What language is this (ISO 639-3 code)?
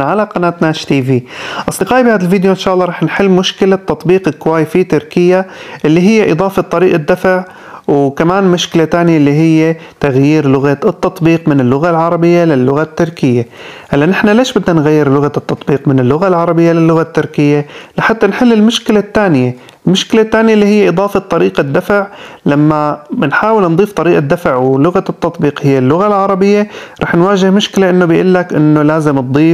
ara